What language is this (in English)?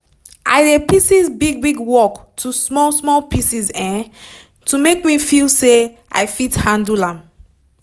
Nigerian Pidgin